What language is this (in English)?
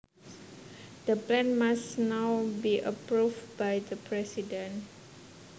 Javanese